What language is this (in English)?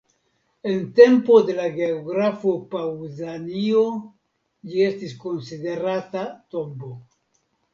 Esperanto